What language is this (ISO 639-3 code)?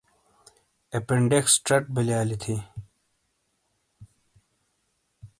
scl